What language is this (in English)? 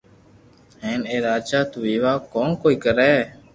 Loarki